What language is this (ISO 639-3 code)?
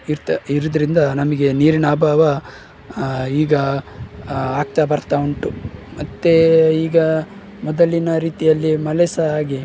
kan